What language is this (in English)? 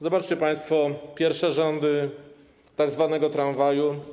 Polish